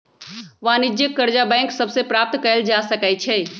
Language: Magahi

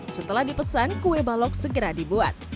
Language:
Indonesian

